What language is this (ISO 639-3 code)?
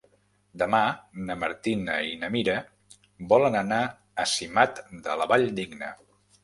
cat